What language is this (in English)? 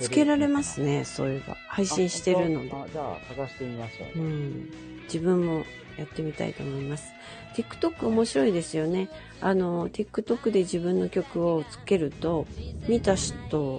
Japanese